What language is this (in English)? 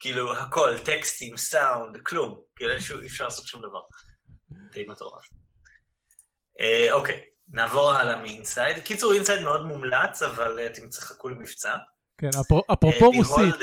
Hebrew